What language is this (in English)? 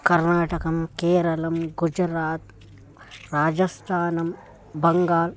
Sanskrit